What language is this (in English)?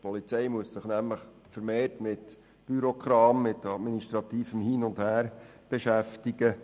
Swiss German